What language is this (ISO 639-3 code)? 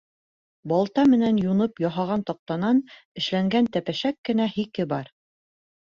bak